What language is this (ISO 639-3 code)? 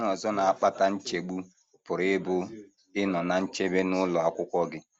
ibo